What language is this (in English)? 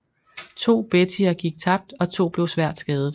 Danish